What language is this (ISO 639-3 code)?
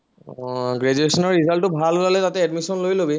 asm